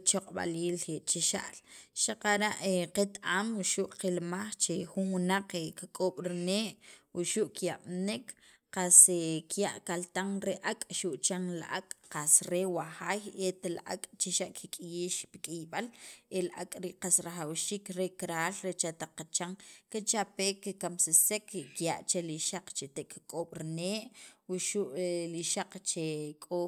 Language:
Sacapulteco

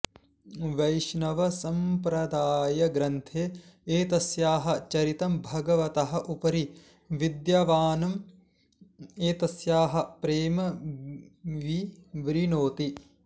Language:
Sanskrit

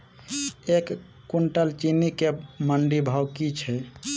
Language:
Maithili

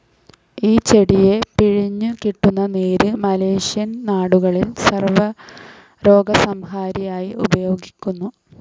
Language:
Malayalam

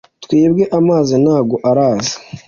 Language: Kinyarwanda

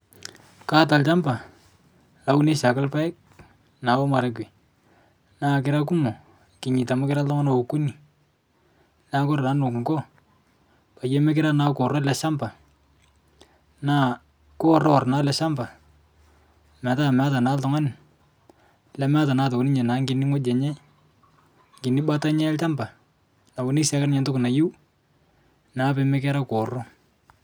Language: Masai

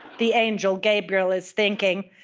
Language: English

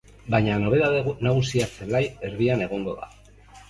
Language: Basque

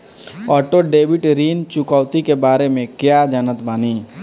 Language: Bhojpuri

